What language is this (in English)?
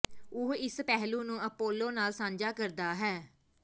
Punjabi